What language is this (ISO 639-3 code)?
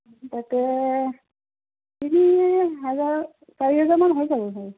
asm